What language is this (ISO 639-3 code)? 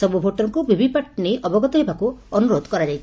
ori